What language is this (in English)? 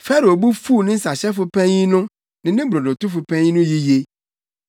Akan